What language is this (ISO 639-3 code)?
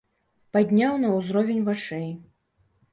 bel